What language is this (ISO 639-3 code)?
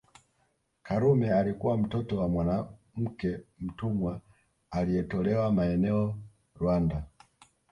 swa